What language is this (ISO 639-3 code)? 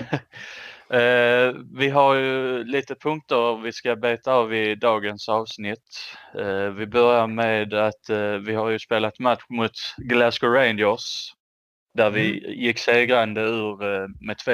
swe